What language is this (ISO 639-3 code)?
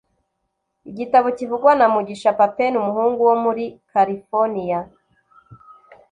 kin